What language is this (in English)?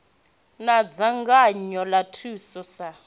Venda